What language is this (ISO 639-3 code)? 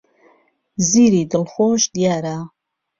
ckb